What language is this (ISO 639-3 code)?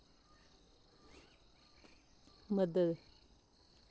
doi